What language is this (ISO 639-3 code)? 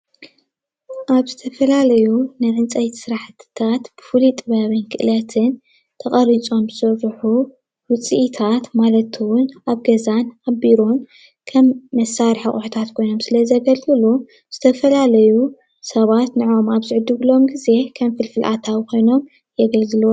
tir